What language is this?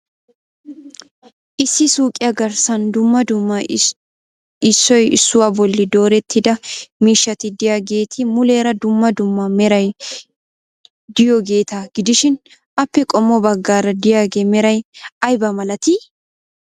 Wolaytta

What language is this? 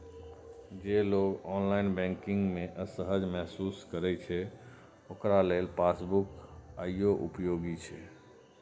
Maithili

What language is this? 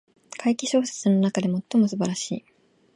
Japanese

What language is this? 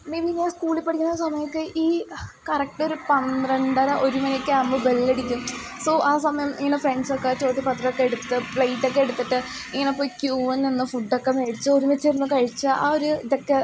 Malayalam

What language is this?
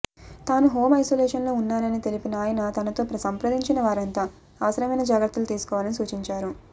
Telugu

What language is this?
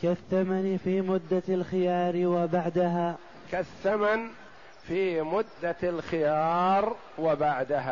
Arabic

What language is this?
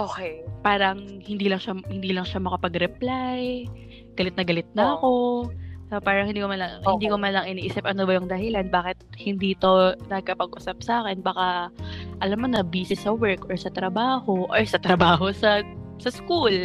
Filipino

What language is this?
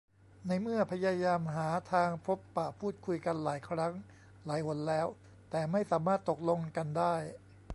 Thai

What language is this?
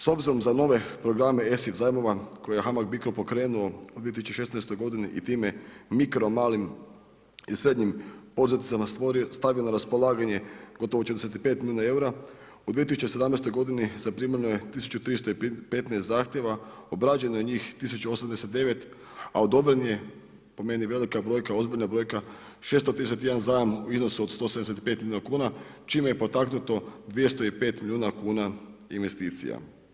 Croatian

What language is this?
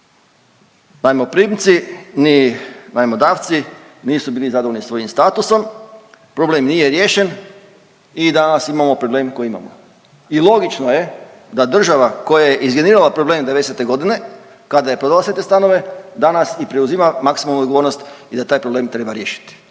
Croatian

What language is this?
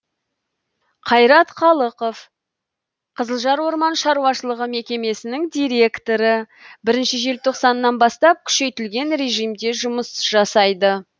Kazakh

